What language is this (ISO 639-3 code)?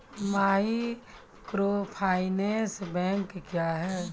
mai